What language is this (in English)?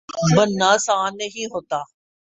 Urdu